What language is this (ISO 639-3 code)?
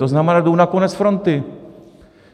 ces